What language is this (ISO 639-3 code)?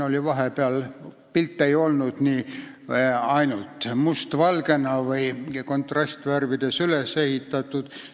est